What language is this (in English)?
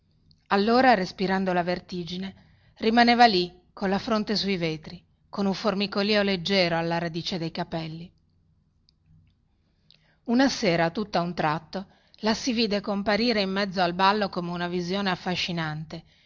Italian